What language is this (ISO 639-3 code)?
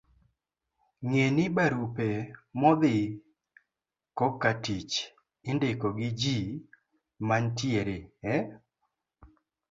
luo